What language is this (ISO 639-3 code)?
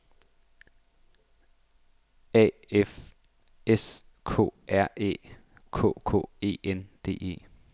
dan